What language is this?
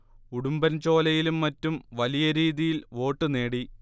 Malayalam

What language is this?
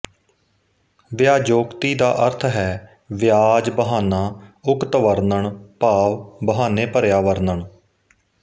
Punjabi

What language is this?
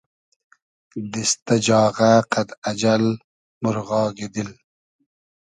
Hazaragi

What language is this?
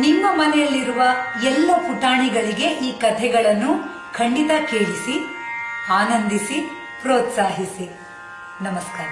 Kannada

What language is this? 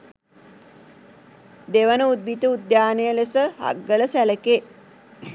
Sinhala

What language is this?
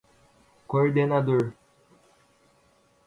Portuguese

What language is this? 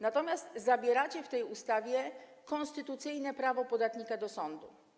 Polish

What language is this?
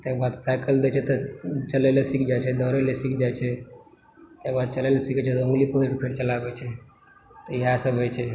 Maithili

